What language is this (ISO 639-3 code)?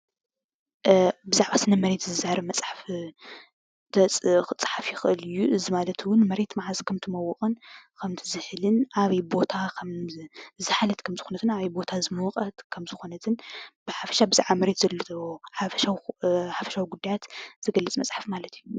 tir